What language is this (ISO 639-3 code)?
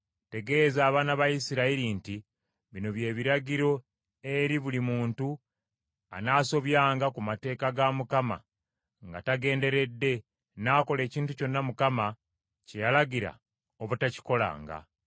lug